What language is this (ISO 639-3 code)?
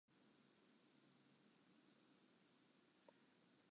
fry